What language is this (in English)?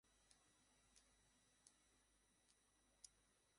Bangla